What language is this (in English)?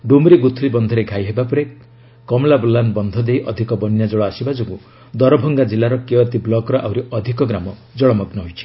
Odia